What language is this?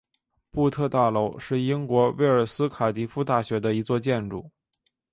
Chinese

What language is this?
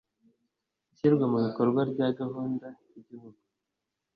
Kinyarwanda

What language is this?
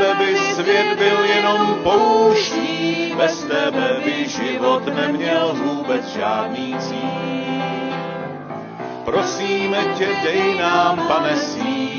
Czech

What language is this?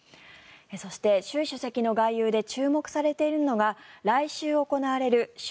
Japanese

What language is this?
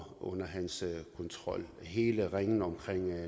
Danish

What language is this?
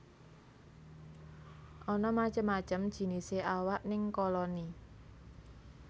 Javanese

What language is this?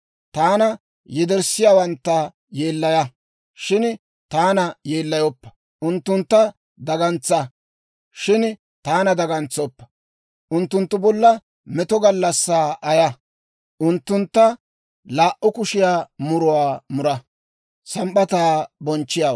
Dawro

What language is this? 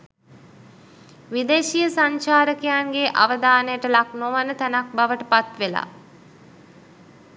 Sinhala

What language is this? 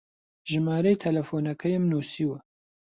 Central Kurdish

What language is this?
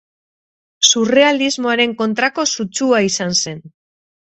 Basque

